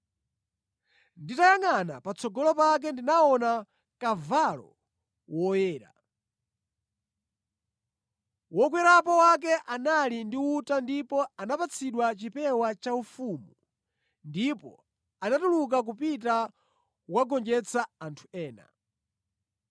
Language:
Nyanja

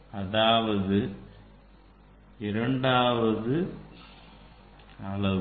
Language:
Tamil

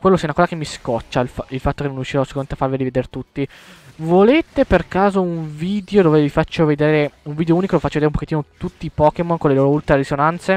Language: Italian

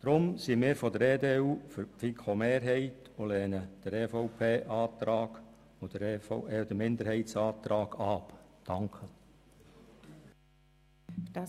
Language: Swiss German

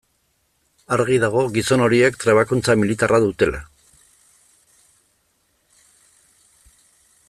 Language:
Basque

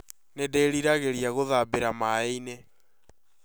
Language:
Kikuyu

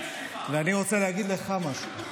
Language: Hebrew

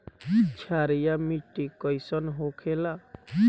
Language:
Bhojpuri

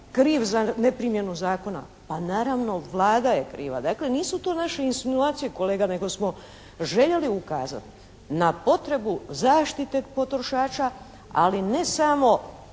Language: Croatian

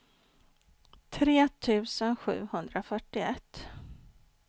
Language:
Swedish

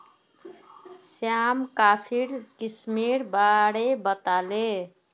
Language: Magahi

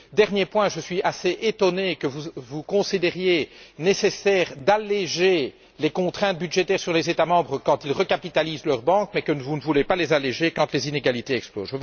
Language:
French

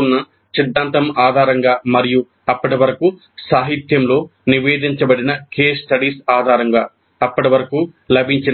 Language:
Telugu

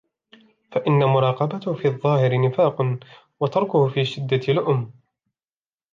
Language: Arabic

